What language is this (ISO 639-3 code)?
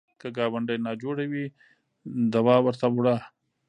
pus